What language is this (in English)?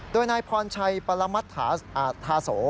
Thai